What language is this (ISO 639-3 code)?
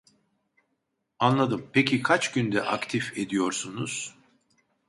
tur